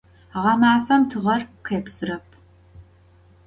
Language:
Adyghe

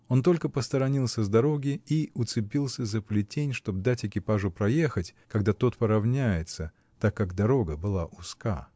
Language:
Russian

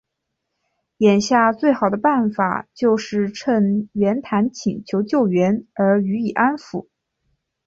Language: Chinese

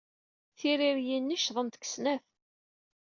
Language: Kabyle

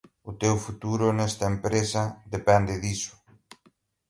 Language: Galician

